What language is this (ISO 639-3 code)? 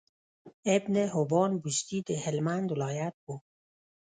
pus